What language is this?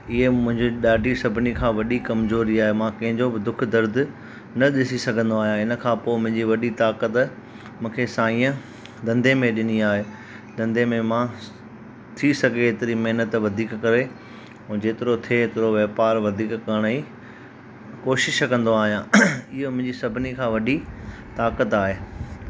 Sindhi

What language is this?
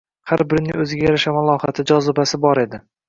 Uzbek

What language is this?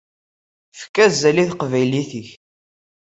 Kabyle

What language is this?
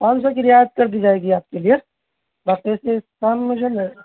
Urdu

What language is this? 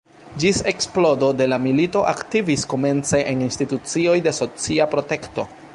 Esperanto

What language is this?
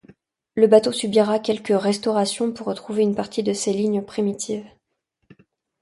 French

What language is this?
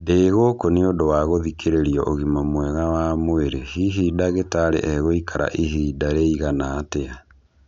Kikuyu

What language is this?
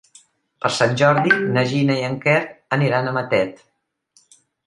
Catalan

